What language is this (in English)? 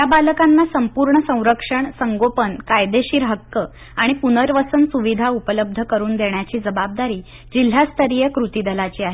Marathi